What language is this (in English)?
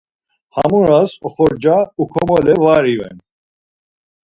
Laz